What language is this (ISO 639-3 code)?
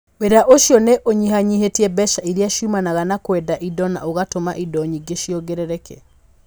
kik